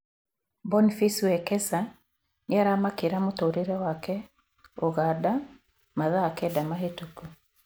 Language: Kikuyu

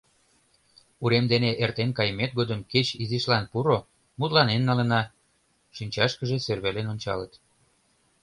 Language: Mari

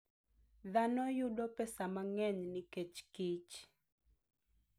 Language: Luo (Kenya and Tanzania)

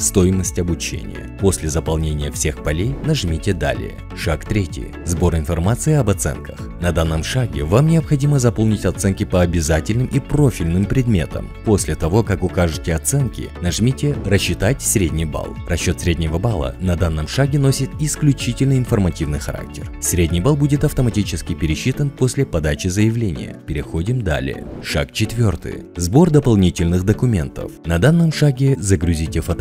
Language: Russian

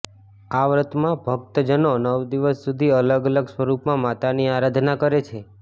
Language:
Gujarati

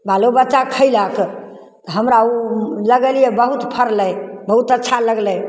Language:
Maithili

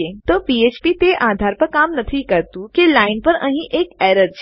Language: Gujarati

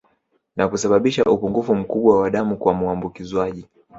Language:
Swahili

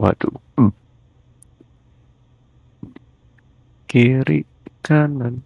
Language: Indonesian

